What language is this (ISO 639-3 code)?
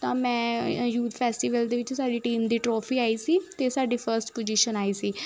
pan